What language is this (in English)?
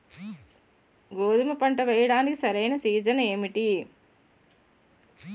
Telugu